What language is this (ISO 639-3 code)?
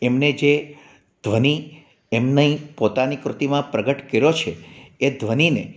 guj